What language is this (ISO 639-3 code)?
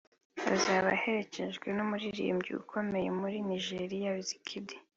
kin